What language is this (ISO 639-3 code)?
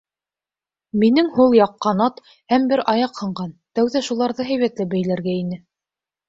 bak